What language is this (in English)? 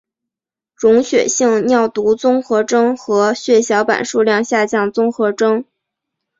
Chinese